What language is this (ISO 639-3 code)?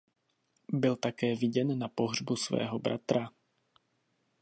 ces